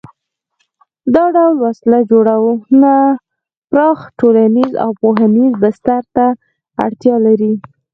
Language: Pashto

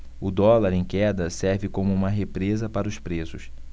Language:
Portuguese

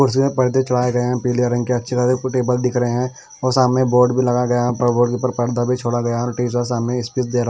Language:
Hindi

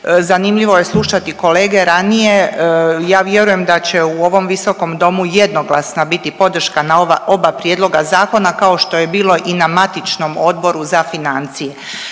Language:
Croatian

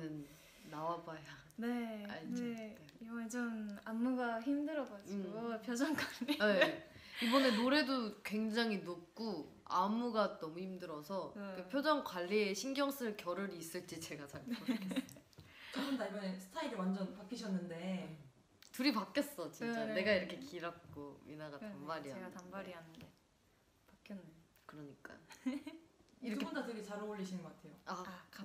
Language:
Korean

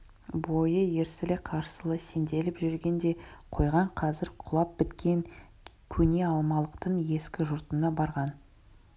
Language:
Kazakh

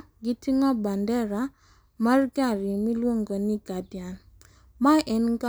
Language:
Luo (Kenya and Tanzania)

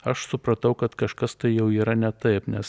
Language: Lithuanian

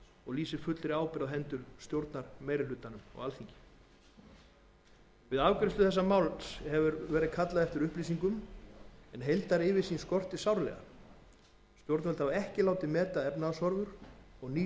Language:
Icelandic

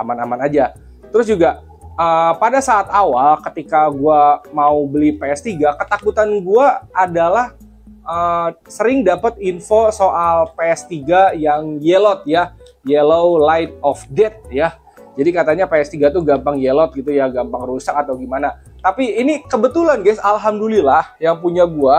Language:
Indonesian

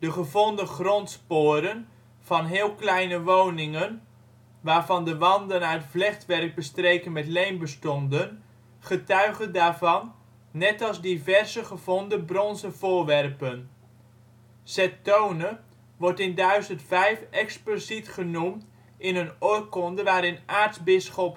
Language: Dutch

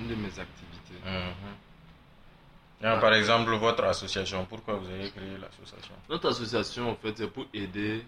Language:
French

